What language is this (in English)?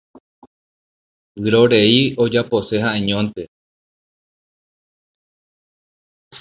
Guarani